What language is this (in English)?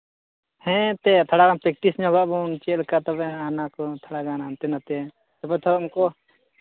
Santali